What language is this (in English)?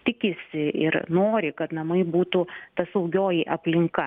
Lithuanian